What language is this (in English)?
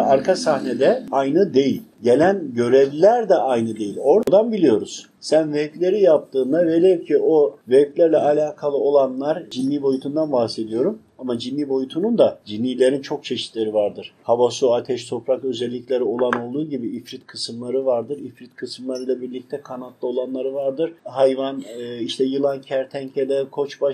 Turkish